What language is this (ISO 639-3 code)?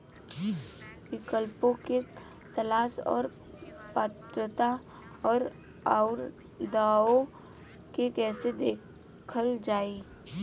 bho